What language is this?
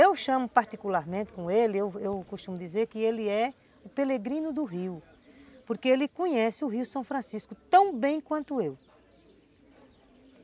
Portuguese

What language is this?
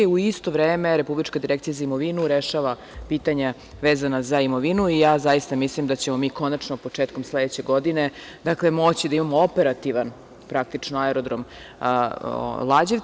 Serbian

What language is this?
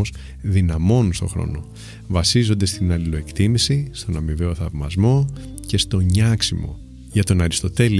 Greek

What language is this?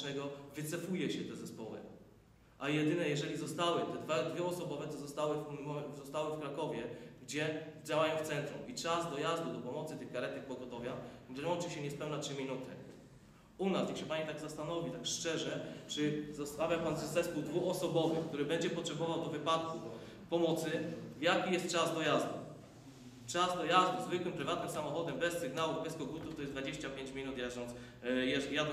Polish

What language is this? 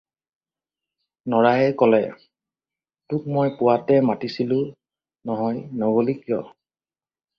Assamese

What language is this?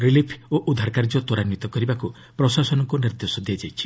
Odia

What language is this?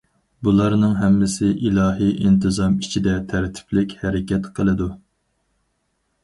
Uyghur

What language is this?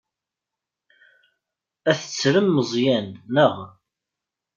Kabyle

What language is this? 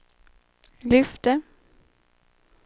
Swedish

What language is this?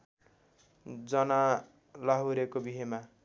Nepali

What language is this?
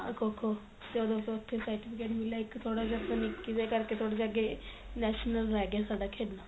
Punjabi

